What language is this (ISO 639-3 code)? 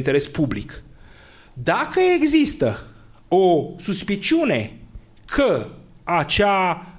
ron